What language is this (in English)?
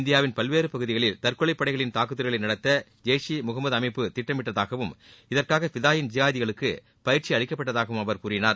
Tamil